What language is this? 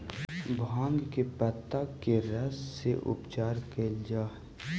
Magahi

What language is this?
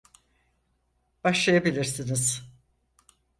Turkish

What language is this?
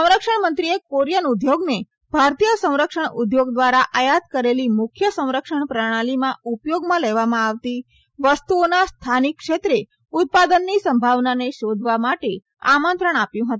Gujarati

